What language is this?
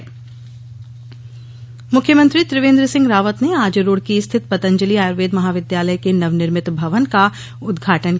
Hindi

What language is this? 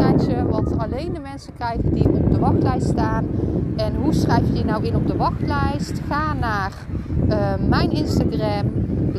Dutch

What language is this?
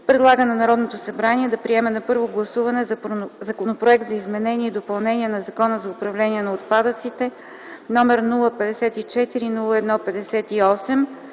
Bulgarian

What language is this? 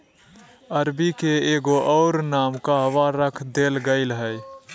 Magahi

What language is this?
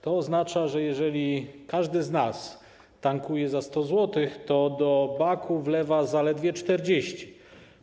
Polish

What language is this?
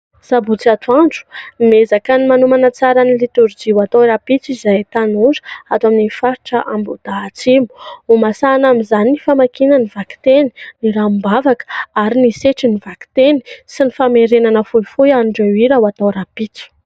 Malagasy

